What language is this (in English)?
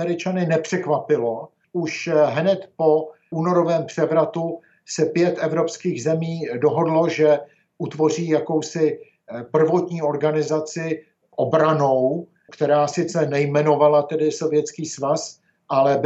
Czech